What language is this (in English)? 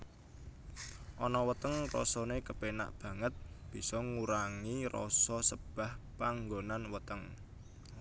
Javanese